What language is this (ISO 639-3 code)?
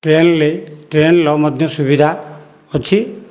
ori